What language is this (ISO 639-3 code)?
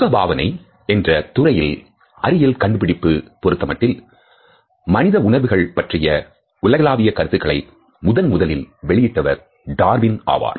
tam